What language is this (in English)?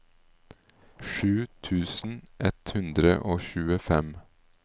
Norwegian